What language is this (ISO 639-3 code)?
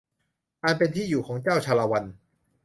tha